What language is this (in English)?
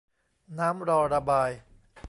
Thai